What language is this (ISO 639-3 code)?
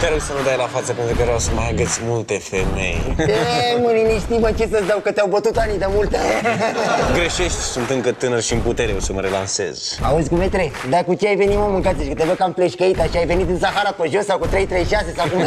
ron